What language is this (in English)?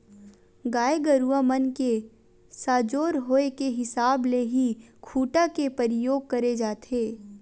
Chhattisgarhi